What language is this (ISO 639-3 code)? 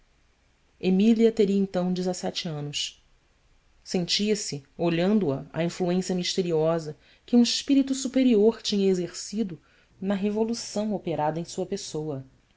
por